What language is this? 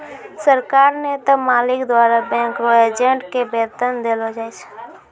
Maithili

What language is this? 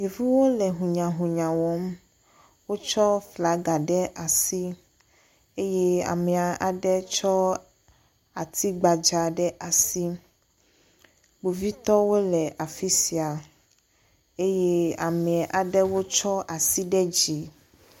Ewe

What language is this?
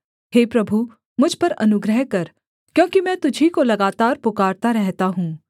Hindi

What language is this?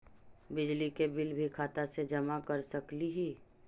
Magahi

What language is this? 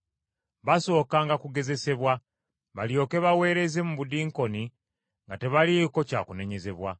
Ganda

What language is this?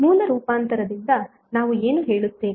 Kannada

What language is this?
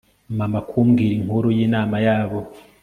Kinyarwanda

